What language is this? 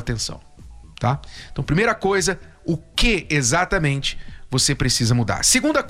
Portuguese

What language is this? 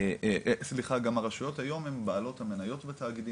Hebrew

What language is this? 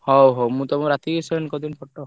Odia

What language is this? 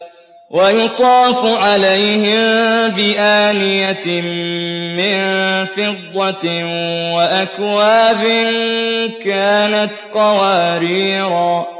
Arabic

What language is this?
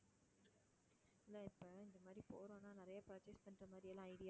Tamil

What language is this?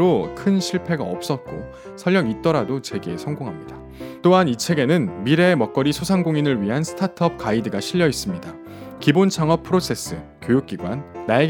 Korean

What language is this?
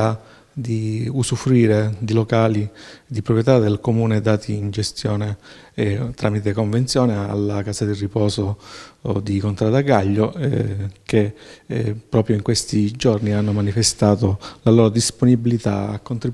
Italian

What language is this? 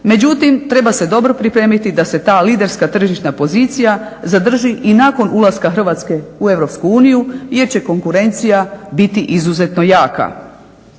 Croatian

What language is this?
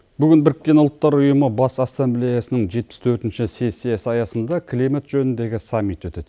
Kazakh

